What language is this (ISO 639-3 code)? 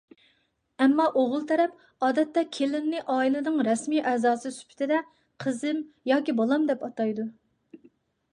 uig